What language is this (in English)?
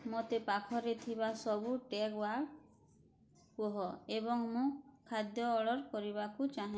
Odia